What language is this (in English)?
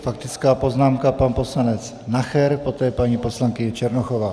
Czech